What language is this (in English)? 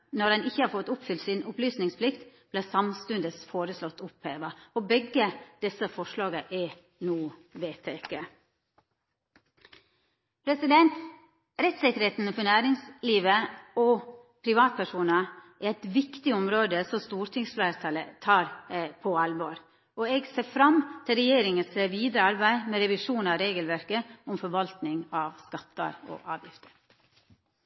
Norwegian Nynorsk